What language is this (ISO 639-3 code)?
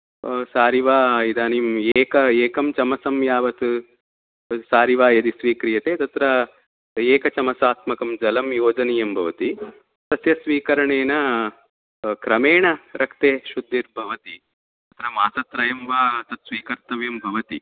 san